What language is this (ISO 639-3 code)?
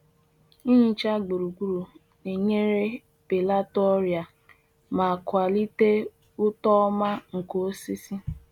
ibo